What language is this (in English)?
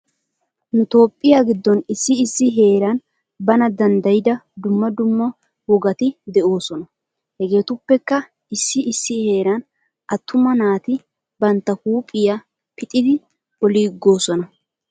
Wolaytta